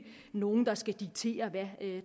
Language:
Danish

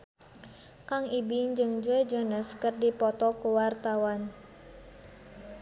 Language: Sundanese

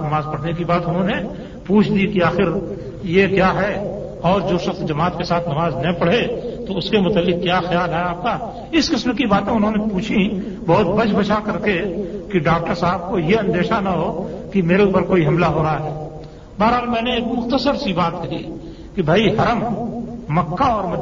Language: Urdu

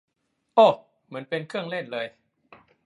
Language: Thai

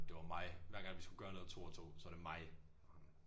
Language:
Danish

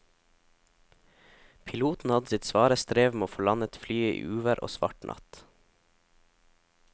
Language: Norwegian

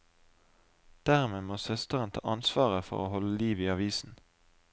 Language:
Norwegian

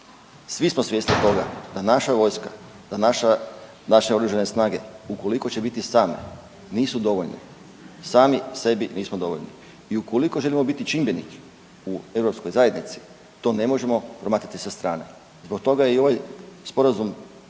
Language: Croatian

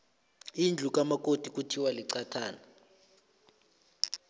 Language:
South Ndebele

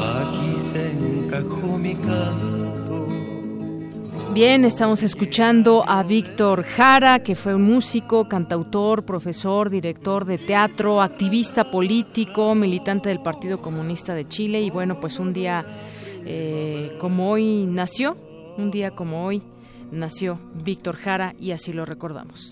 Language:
Spanish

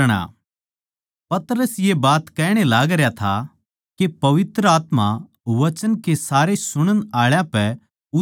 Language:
Haryanvi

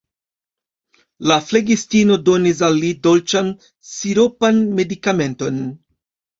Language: Esperanto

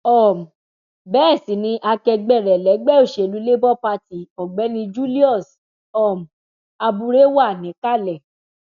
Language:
Yoruba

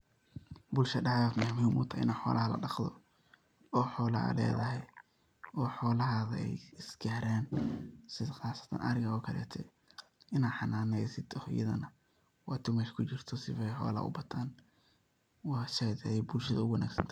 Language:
Somali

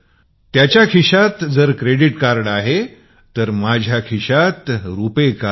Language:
Marathi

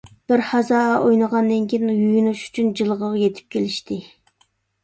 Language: Uyghur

